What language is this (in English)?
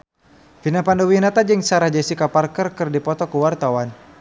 Sundanese